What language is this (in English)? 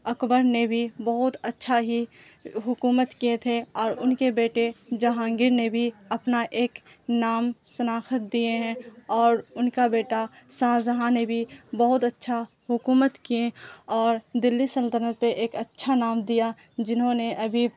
Urdu